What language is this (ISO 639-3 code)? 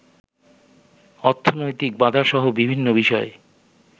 ben